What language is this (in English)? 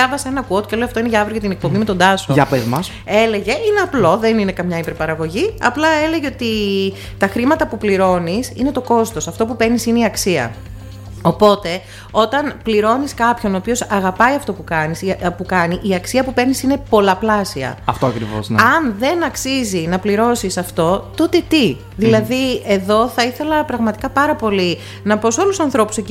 Greek